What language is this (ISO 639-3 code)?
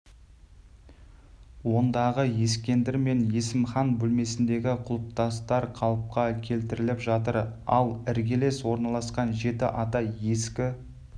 kaz